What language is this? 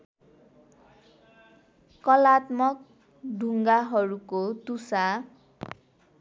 Nepali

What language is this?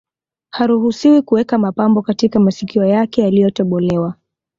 Swahili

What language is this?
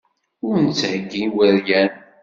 Kabyle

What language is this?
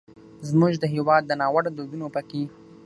Pashto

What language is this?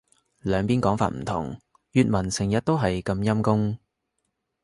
Cantonese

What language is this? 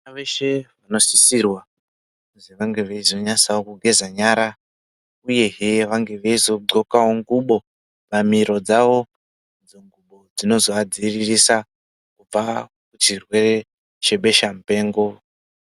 Ndau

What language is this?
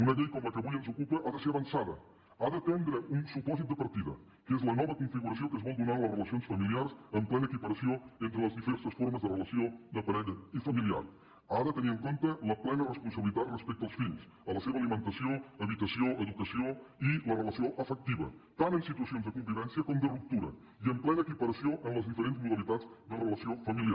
Catalan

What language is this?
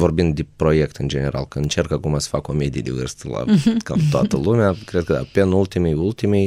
Romanian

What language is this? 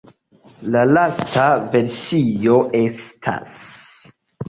Esperanto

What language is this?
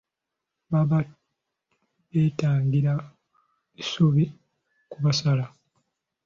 Ganda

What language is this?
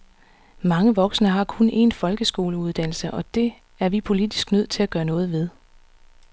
Danish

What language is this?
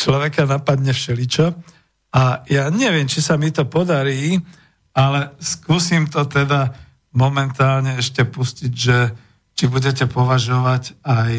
Slovak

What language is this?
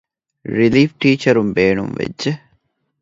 Divehi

